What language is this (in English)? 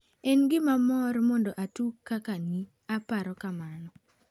Luo (Kenya and Tanzania)